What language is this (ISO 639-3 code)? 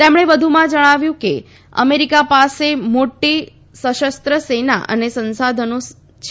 guj